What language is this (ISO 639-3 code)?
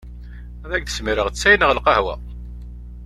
kab